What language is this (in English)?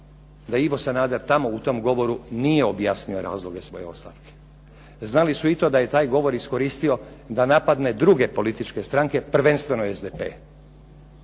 Croatian